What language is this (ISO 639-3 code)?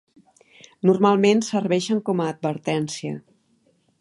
cat